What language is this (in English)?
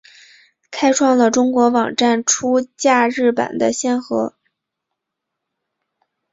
Chinese